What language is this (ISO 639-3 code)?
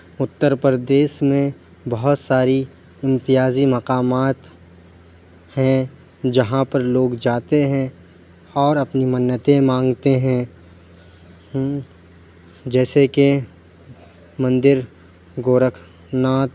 urd